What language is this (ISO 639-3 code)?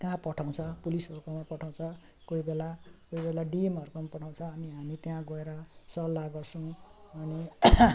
nep